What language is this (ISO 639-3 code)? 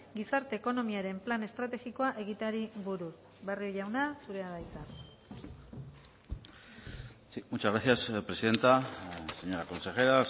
eus